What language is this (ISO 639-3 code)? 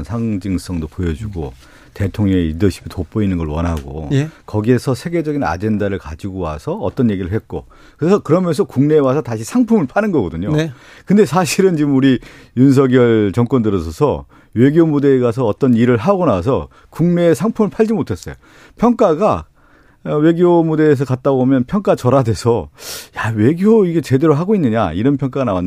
kor